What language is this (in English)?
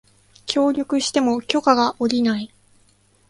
Japanese